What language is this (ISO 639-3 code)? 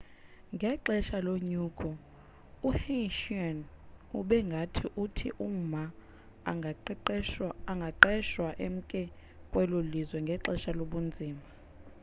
xho